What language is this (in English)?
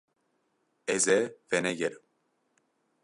Kurdish